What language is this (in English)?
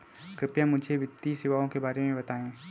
Hindi